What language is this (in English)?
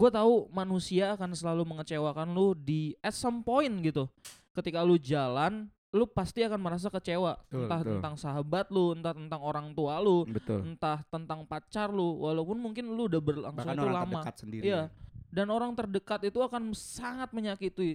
Indonesian